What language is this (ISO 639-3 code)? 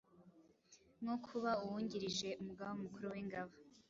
kin